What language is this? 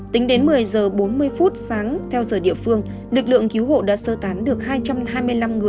Vietnamese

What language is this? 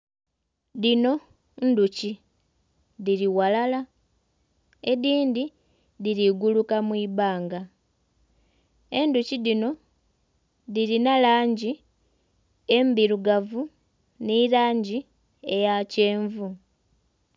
Soga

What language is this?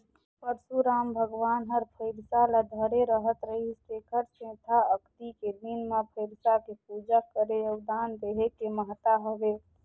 Chhattisgarhi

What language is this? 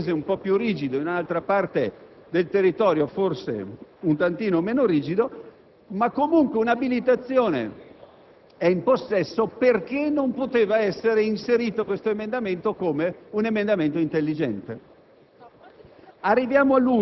Italian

